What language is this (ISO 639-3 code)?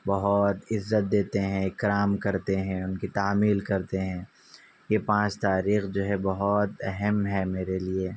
urd